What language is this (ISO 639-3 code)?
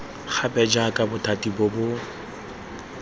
tsn